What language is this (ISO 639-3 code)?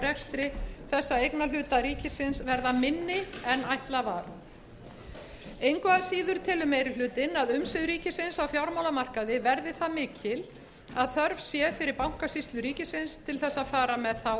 isl